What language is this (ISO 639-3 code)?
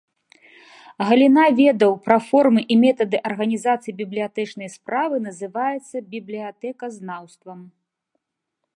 bel